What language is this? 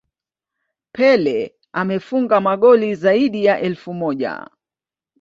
Swahili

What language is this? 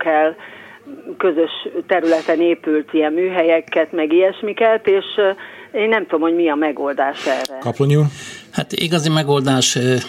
Hungarian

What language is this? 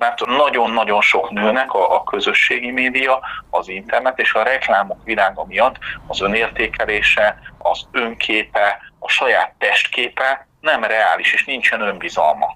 Hungarian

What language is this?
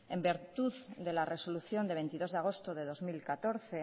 Spanish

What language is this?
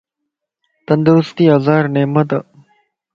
Lasi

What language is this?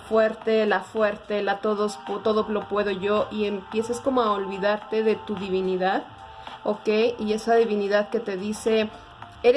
Spanish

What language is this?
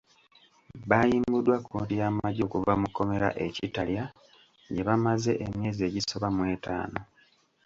Ganda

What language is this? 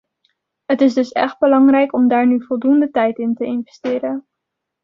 Dutch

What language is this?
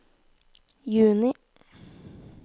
Norwegian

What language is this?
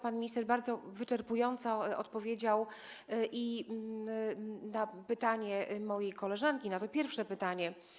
Polish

